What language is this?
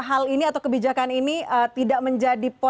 Indonesian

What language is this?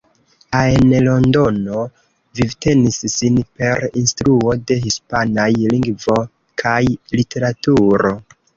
Esperanto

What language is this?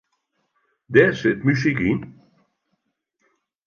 Western Frisian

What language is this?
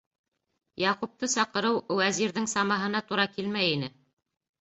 Bashkir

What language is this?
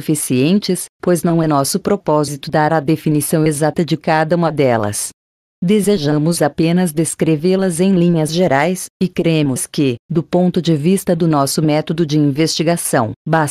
Portuguese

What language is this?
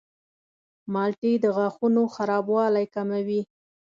Pashto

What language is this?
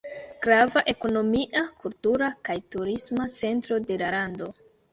Esperanto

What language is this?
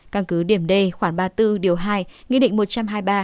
Vietnamese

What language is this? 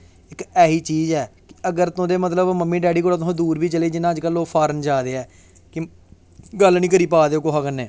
Dogri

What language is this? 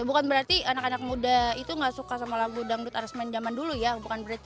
Indonesian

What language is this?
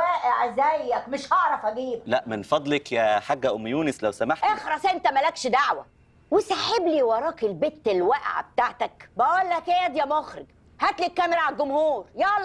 Arabic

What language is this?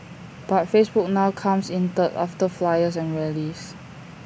English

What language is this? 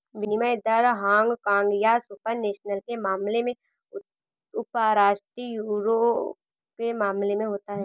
Hindi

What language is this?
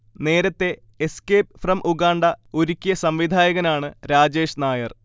Malayalam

